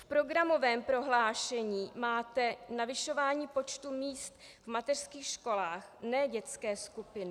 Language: Czech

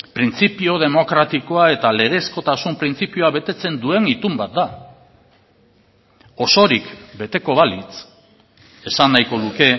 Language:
Basque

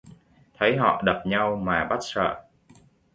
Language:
Vietnamese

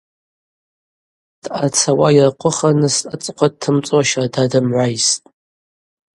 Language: Abaza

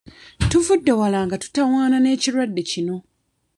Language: Ganda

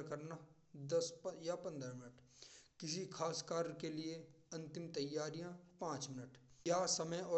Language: Braj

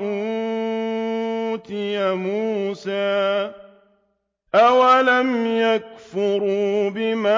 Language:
Arabic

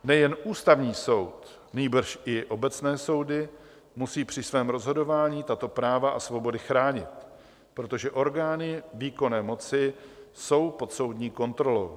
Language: Czech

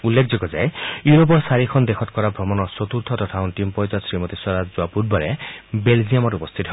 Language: Assamese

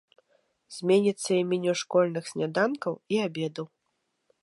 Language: Belarusian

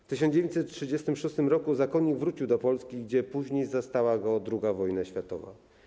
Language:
Polish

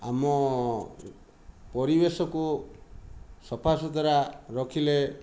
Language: Odia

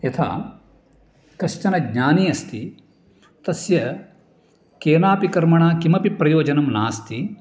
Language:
Sanskrit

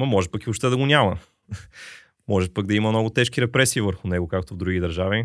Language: Bulgarian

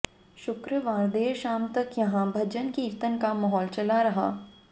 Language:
Hindi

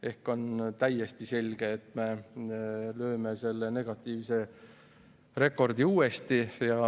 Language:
Estonian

